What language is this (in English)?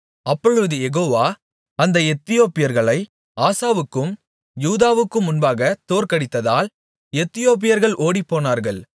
Tamil